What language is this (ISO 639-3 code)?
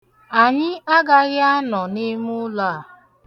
ibo